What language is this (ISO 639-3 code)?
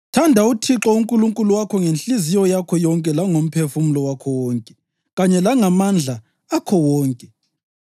nde